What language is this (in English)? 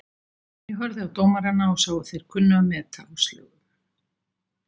Icelandic